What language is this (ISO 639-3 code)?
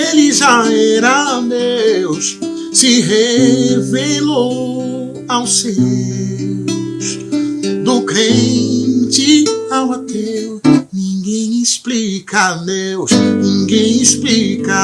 por